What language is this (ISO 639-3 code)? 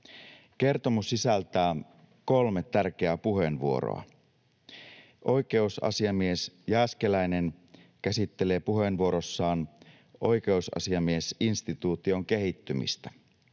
fin